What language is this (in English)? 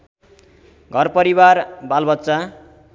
Nepali